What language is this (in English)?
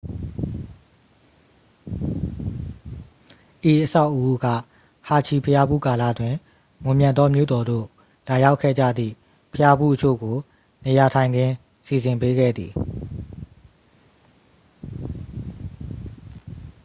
Burmese